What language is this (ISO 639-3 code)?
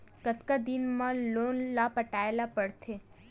hne